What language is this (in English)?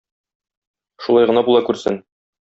Tatar